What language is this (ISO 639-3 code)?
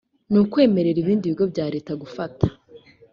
kin